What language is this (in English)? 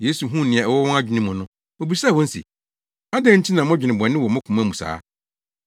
Akan